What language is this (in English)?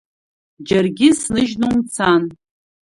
Abkhazian